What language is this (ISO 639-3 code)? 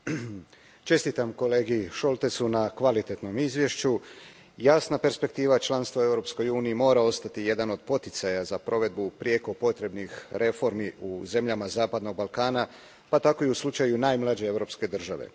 hrv